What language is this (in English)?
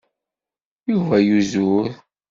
Kabyle